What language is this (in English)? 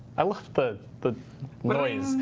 English